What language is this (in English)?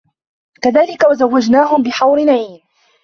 Arabic